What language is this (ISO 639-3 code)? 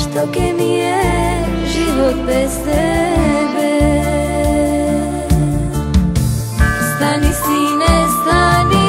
ron